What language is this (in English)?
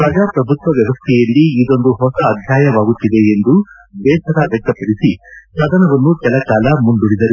Kannada